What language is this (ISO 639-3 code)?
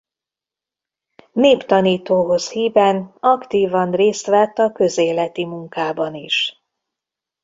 hun